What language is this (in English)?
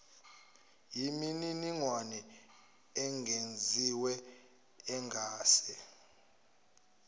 Zulu